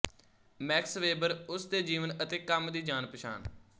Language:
Punjabi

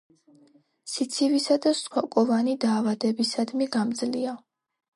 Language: Georgian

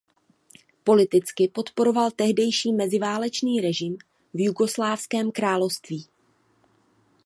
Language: Czech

